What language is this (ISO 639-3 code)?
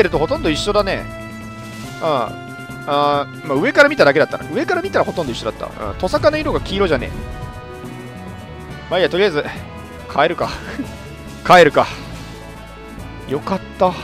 jpn